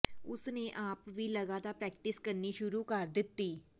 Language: Punjabi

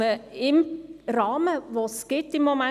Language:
Swiss German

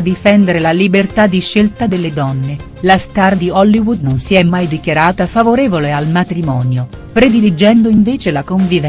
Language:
Italian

